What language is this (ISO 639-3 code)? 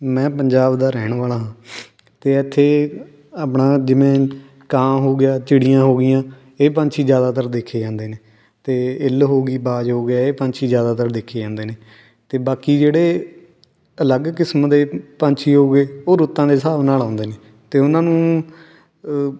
pan